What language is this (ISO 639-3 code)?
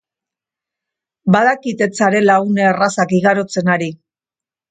eus